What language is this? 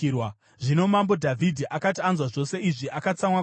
Shona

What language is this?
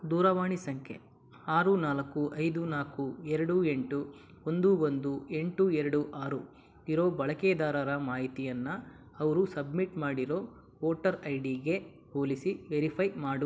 Kannada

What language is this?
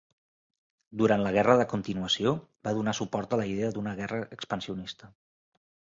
Catalan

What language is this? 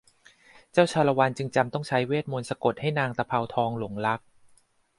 Thai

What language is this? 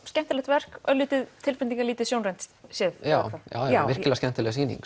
Icelandic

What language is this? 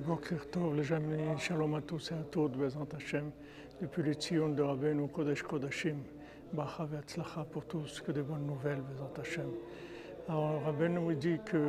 French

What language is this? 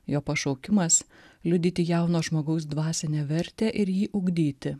Lithuanian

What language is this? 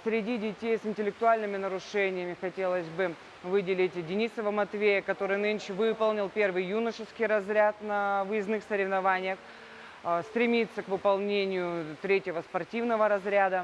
Russian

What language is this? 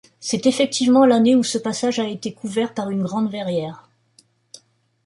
French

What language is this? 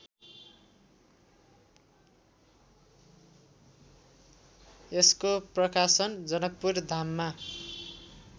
Nepali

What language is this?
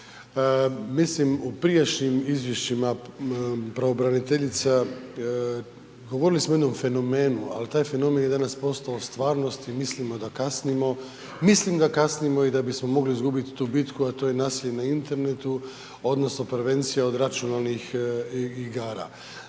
Croatian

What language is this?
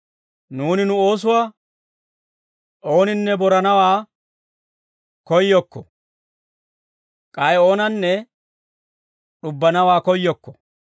Dawro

